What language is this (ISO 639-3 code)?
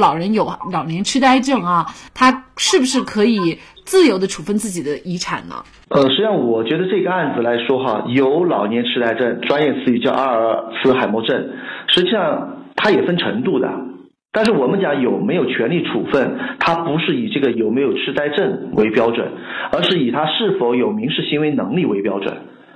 zho